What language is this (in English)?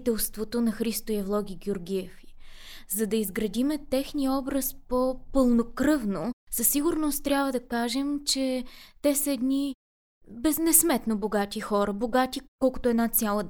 Bulgarian